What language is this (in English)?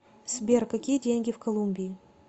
Russian